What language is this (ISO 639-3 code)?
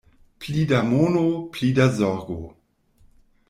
epo